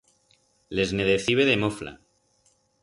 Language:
Aragonese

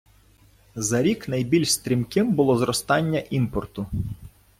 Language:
Ukrainian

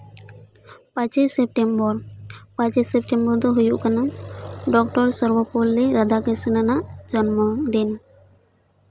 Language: Santali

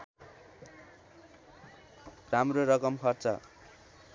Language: Nepali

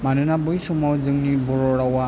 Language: Bodo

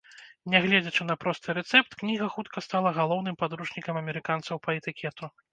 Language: Belarusian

